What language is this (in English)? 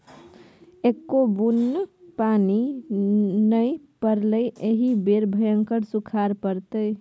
Maithili